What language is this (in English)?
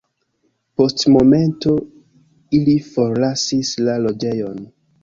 Esperanto